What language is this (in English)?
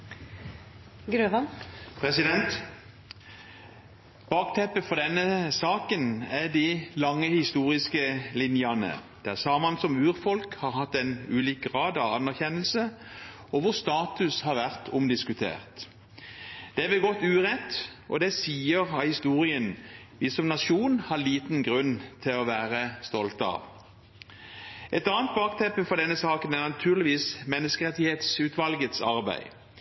Norwegian